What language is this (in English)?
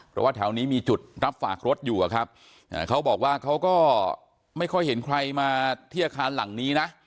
Thai